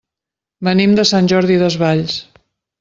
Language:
Catalan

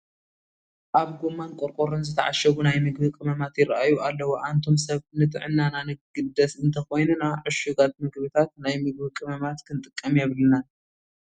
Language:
Tigrinya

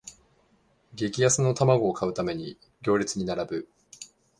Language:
Japanese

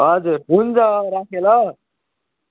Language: Nepali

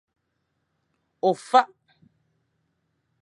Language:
Fang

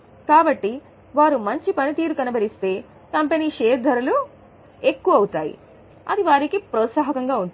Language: Telugu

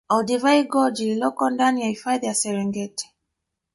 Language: Swahili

